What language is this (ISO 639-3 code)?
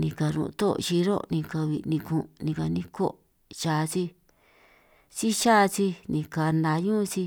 trq